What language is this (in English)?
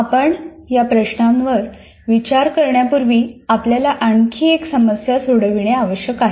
Marathi